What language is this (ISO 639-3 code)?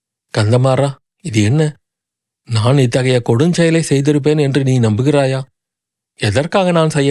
tam